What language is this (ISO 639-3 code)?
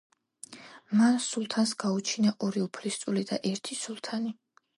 kat